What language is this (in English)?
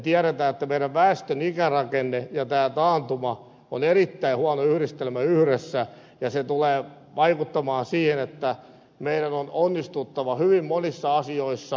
Finnish